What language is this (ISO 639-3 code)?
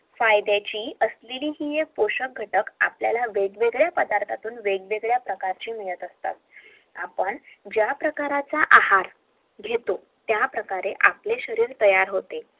mar